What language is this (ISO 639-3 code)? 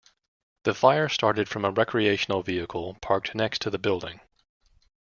eng